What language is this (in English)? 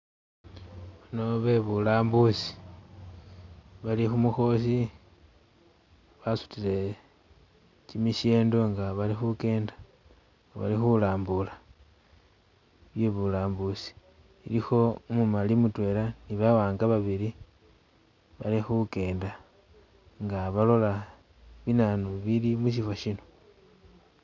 Masaaba